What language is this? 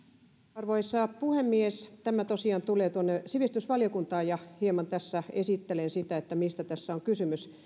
Finnish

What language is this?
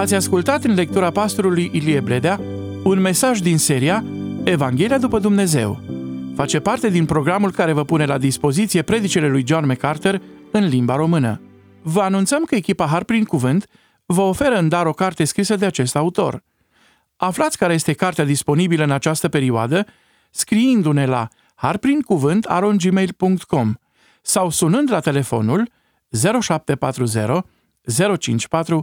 Romanian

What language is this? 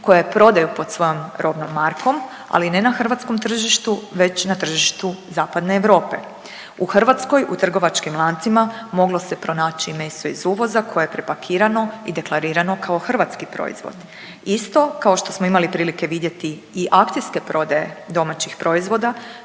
Croatian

